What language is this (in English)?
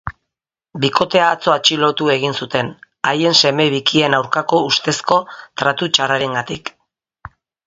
Basque